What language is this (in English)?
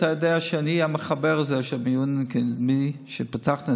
Hebrew